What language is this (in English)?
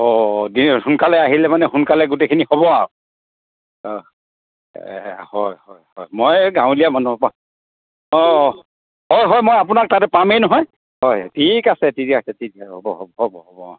Assamese